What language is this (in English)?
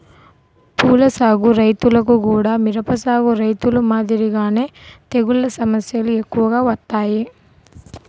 Telugu